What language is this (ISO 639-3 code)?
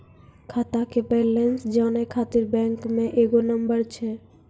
mai